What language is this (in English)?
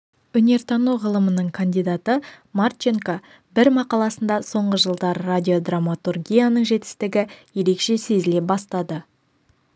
Kazakh